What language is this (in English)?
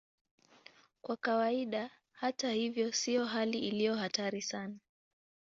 Swahili